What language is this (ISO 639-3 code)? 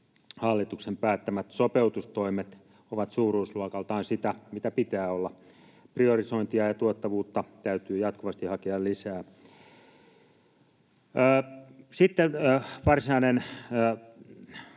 fin